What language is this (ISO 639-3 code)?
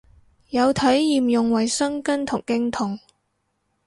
yue